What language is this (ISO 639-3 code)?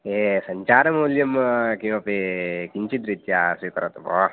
san